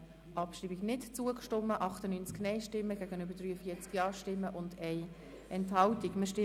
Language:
Swiss German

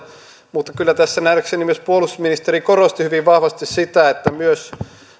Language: Finnish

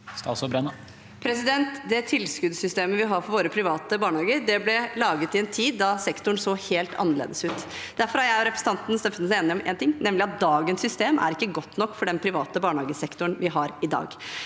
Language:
Norwegian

